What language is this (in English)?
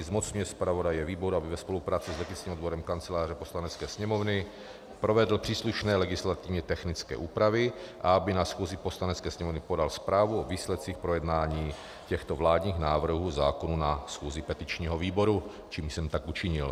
Czech